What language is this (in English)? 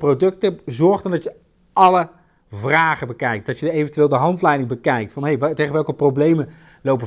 Dutch